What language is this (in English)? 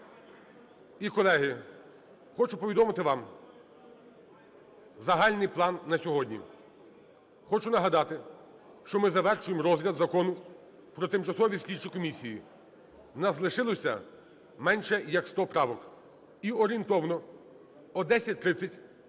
Ukrainian